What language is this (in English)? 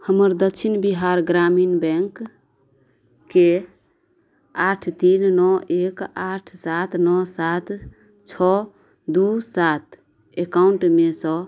Maithili